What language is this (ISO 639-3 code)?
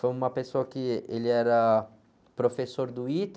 por